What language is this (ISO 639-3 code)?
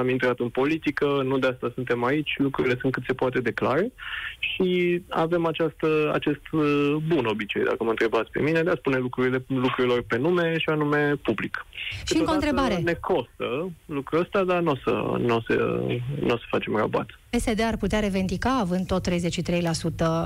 ron